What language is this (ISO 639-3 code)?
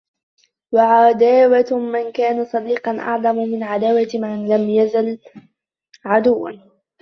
ara